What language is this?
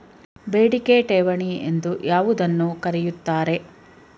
Kannada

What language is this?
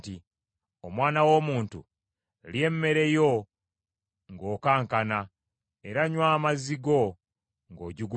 Ganda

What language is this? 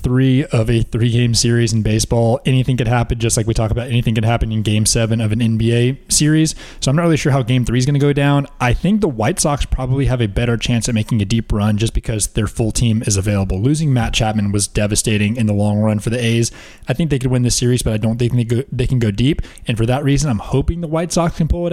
English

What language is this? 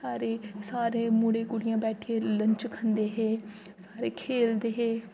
Dogri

